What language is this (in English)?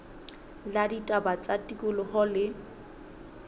Southern Sotho